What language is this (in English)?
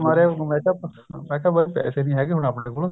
Punjabi